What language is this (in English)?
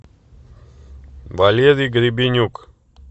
Russian